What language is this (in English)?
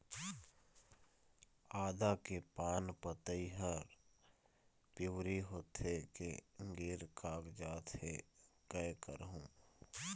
Chhattisgarhi